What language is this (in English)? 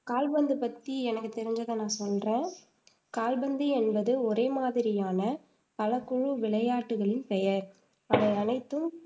Tamil